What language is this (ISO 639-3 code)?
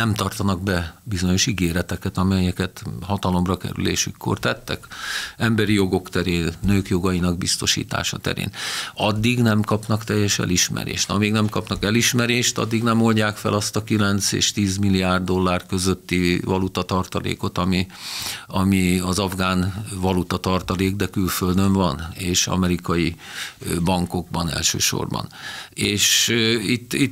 hun